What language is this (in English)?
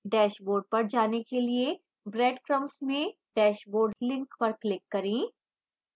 Hindi